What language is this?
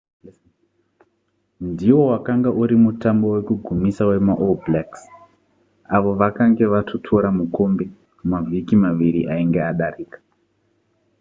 Shona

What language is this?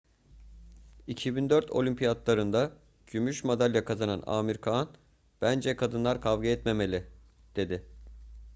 Turkish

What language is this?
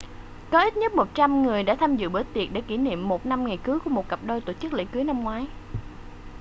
Vietnamese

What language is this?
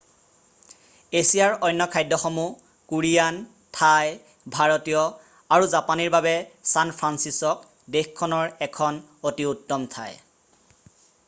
Assamese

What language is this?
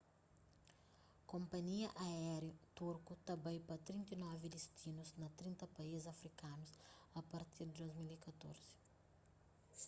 Kabuverdianu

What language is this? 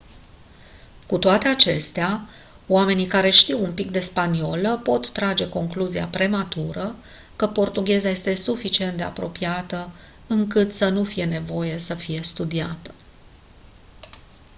Romanian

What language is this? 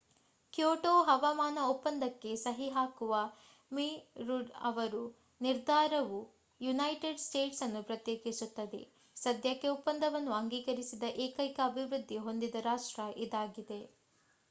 Kannada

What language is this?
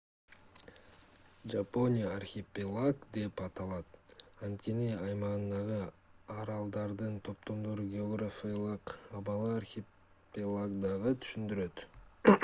Kyrgyz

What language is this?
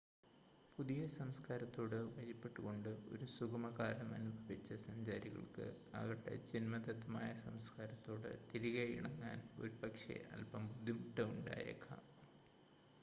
Malayalam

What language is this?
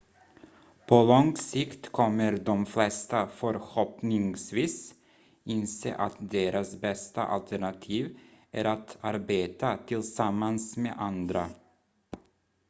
Swedish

